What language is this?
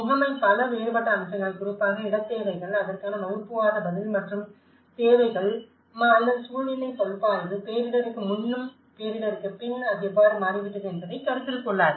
Tamil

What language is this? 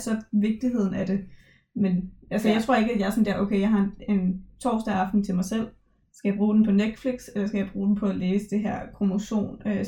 Danish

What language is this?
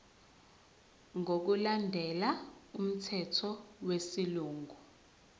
Zulu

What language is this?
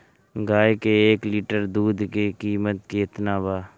Bhojpuri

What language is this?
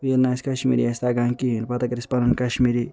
Kashmiri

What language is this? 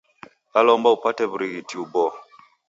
Taita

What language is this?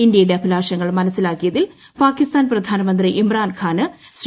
Malayalam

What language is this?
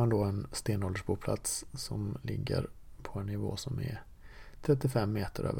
Swedish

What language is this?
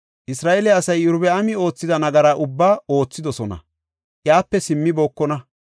Gofa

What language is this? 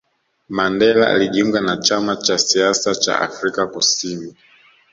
Swahili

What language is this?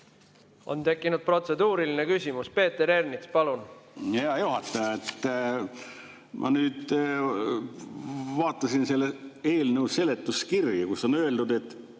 Estonian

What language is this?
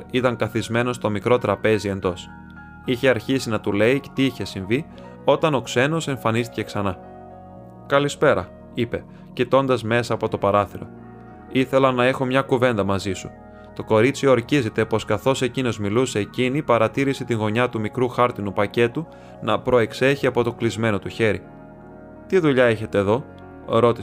Greek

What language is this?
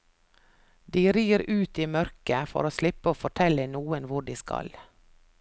Norwegian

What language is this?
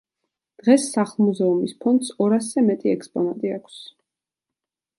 Georgian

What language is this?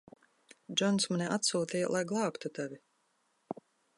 Latvian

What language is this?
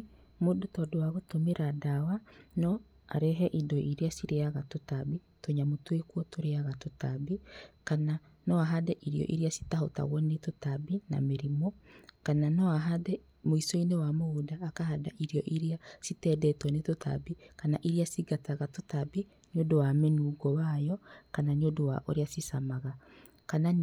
Kikuyu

